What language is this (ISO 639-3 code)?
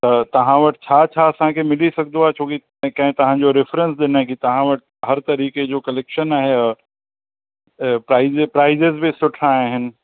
snd